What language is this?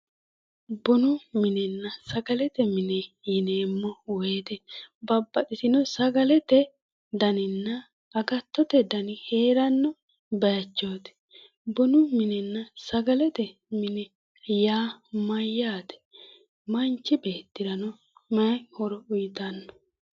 Sidamo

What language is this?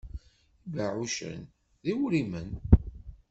Kabyle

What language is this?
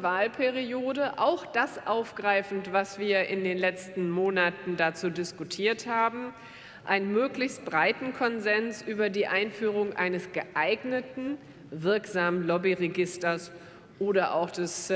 German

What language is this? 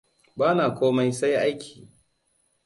Hausa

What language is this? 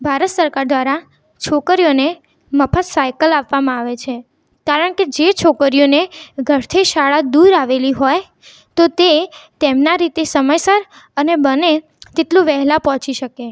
Gujarati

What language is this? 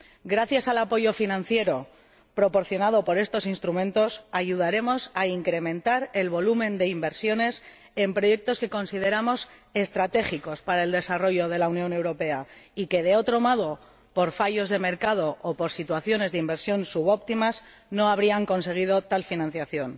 Spanish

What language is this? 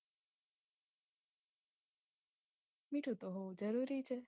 Gujarati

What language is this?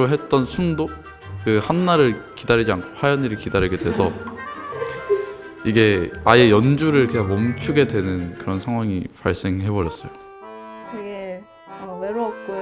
Korean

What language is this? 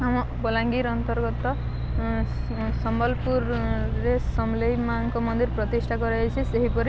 Odia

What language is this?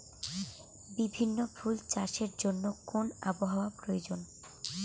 Bangla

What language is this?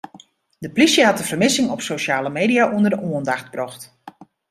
Western Frisian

